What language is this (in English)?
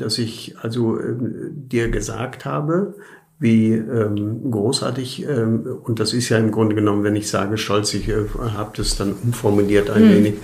German